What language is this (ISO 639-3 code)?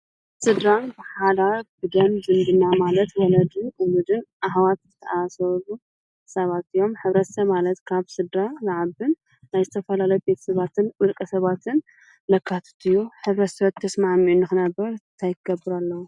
tir